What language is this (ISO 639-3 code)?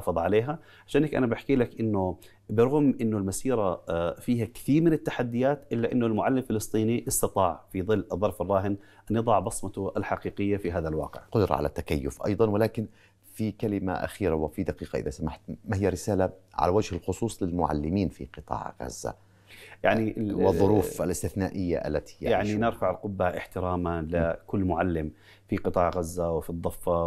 ara